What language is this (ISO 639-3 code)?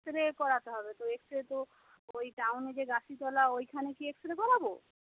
ben